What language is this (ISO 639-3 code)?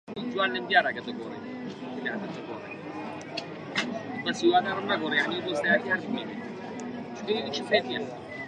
ckb